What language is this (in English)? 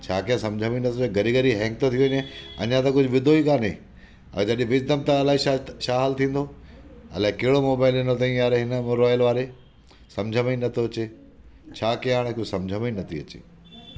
Sindhi